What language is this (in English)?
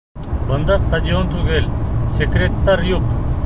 Bashkir